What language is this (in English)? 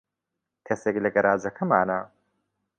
Central Kurdish